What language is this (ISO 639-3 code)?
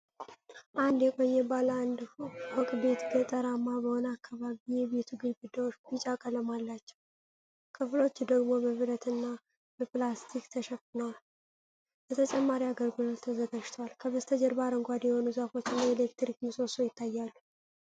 amh